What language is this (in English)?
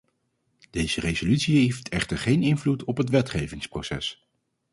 Dutch